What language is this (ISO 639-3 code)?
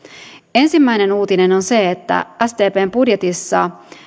fin